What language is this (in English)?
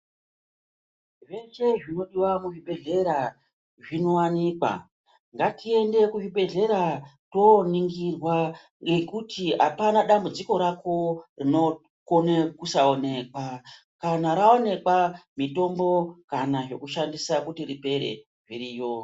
Ndau